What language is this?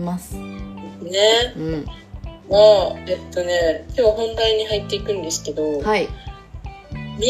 Japanese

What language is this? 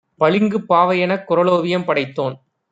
Tamil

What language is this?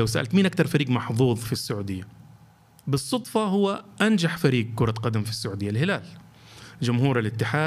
Arabic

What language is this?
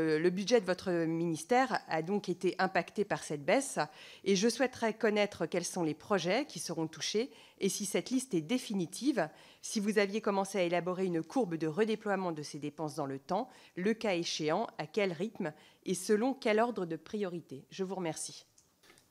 French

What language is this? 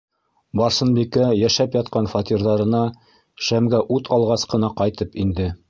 Bashkir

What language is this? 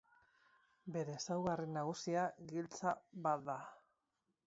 Basque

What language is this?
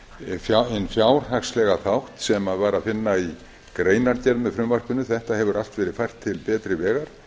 Icelandic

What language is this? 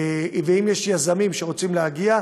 Hebrew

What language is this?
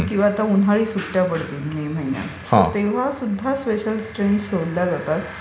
Marathi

